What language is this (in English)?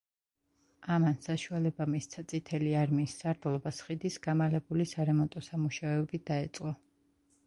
Georgian